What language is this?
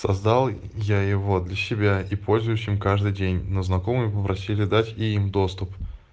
Russian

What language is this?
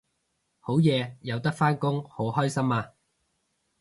Cantonese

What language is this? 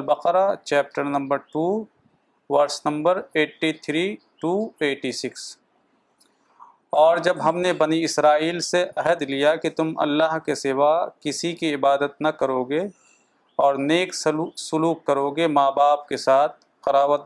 Urdu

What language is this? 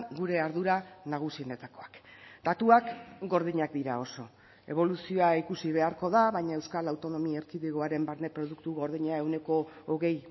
Basque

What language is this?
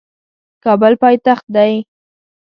Pashto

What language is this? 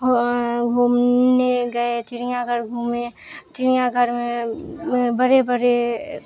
Urdu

